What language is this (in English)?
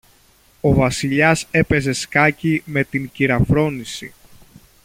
Greek